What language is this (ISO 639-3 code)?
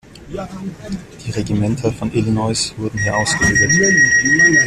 deu